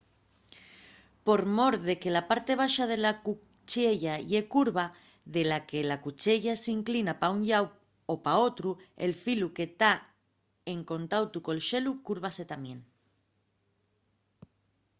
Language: Asturian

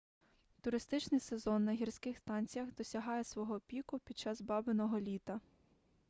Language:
Ukrainian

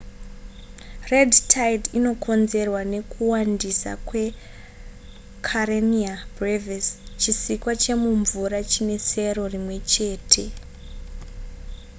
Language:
Shona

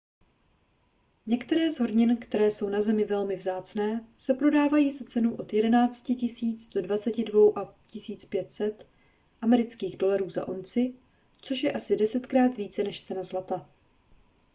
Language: Czech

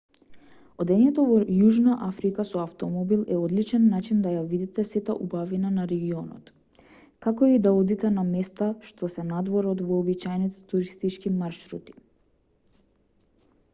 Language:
Macedonian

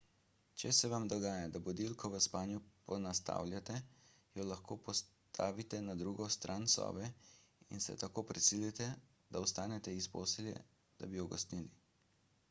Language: Slovenian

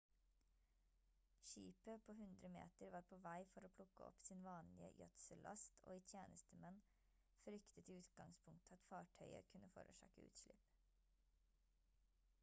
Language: Norwegian Bokmål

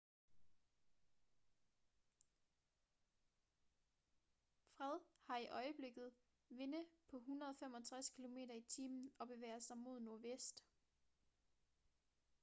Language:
Danish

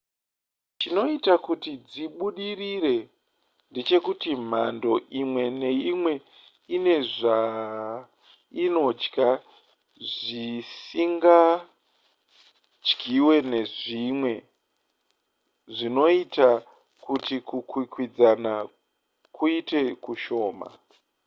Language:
Shona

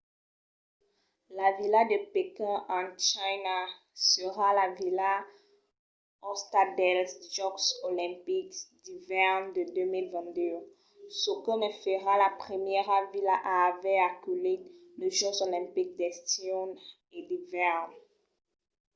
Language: Occitan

